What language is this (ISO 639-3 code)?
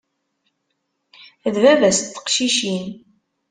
kab